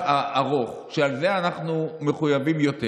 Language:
Hebrew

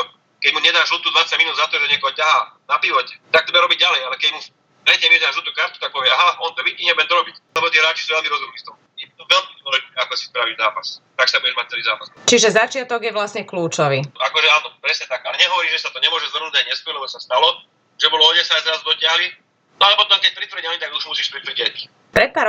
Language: Slovak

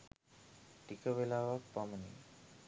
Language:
Sinhala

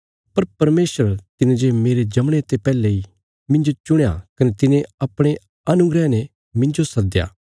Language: Bilaspuri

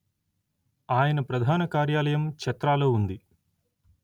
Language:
Telugu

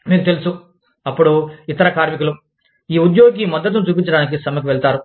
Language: Telugu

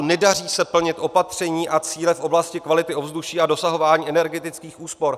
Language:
Czech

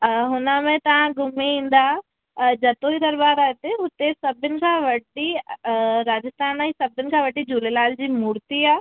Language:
Sindhi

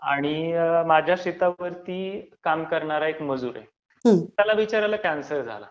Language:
Marathi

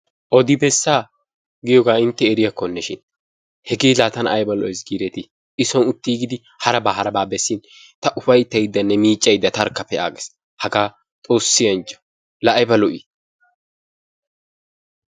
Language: Wolaytta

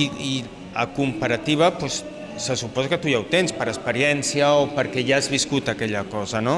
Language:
Catalan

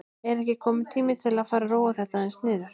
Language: Icelandic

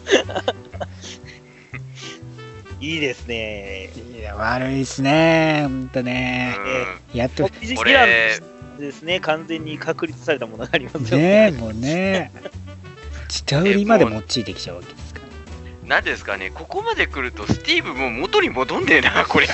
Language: Japanese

